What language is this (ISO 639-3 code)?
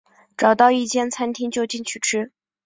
zho